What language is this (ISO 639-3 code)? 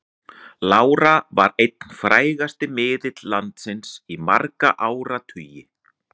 isl